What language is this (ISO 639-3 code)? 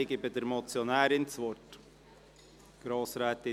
gsw